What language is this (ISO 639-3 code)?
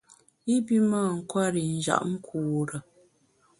bax